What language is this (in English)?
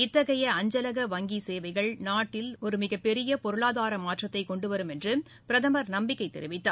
Tamil